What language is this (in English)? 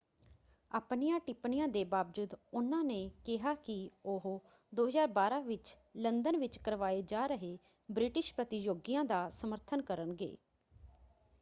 Punjabi